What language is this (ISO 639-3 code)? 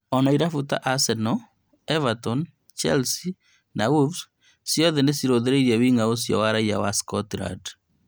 kik